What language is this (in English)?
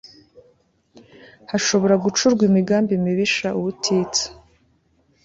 Kinyarwanda